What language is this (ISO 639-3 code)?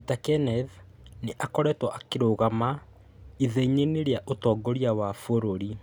kik